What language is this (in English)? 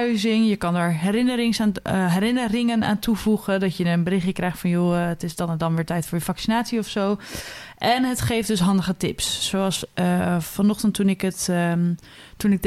Dutch